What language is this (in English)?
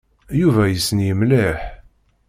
Kabyle